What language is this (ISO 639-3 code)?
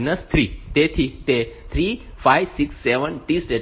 guj